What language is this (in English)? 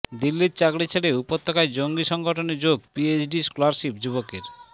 Bangla